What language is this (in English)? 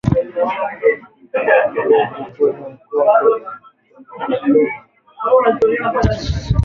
Swahili